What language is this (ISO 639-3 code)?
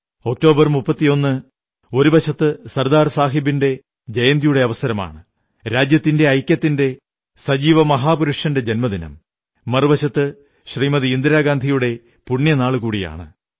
mal